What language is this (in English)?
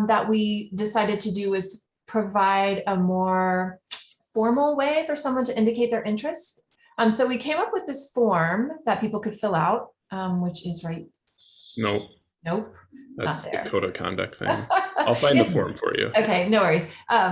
English